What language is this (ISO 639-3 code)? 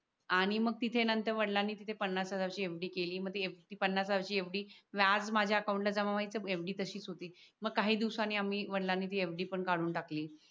mar